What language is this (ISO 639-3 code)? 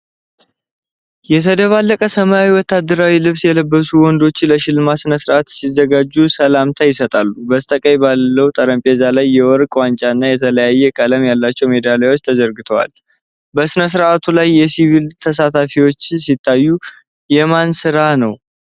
amh